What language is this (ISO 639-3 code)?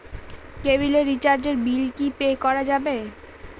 ben